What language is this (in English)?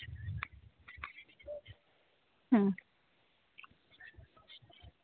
Santali